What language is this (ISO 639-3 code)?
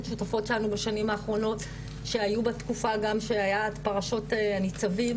heb